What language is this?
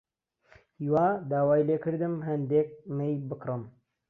Central Kurdish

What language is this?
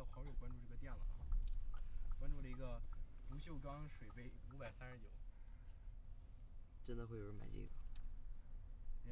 Chinese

